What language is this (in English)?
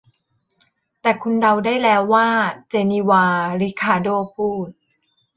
Thai